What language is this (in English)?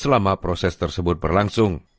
Indonesian